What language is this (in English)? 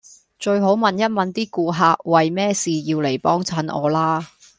Cantonese